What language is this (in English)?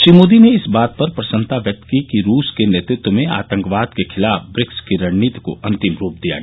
Hindi